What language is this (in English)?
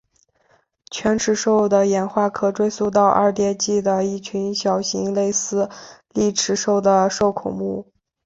Chinese